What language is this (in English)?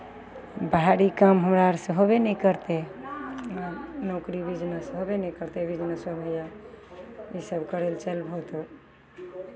Maithili